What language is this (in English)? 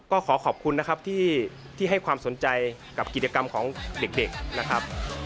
Thai